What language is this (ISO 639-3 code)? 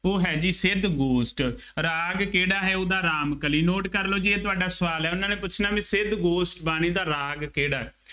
pan